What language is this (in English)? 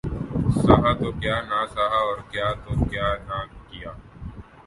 Urdu